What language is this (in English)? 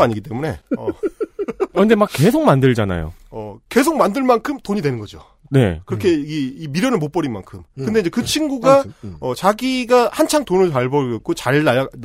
Korean